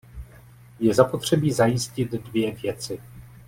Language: Czech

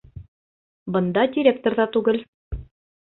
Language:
Bashkir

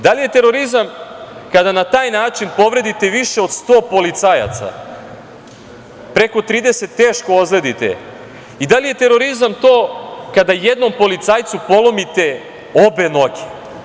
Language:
Serbian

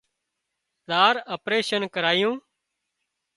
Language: Wadiyara Koli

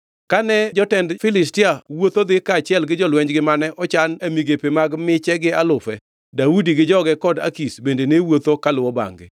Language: Luo (Kenya and Tanzania)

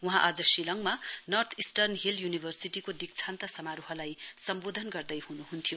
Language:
Nepali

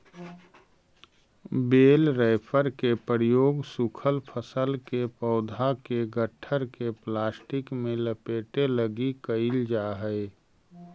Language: Magahi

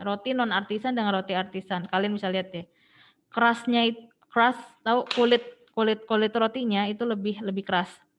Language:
Indonesian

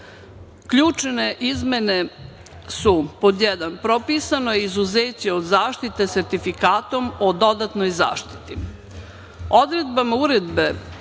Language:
Serbian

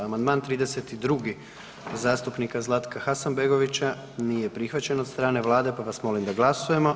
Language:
Croatian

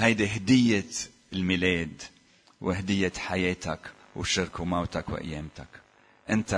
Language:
Arabic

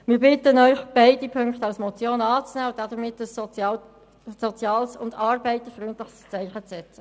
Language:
Swiss German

